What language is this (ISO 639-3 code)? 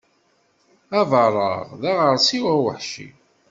kab